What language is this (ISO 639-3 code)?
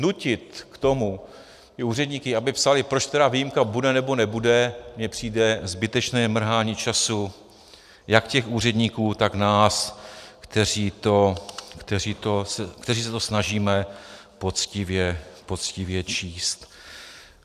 ces